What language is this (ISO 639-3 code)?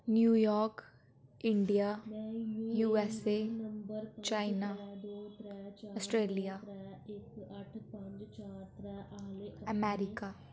doi